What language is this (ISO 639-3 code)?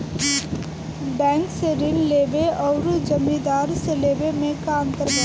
bho